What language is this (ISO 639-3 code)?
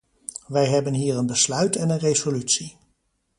nld